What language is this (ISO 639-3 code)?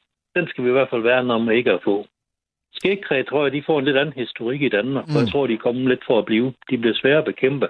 dan